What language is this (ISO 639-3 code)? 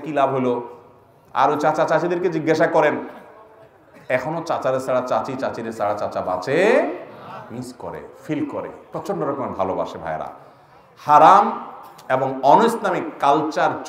ara